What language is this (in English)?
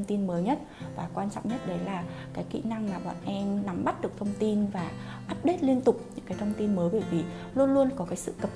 Vietnamese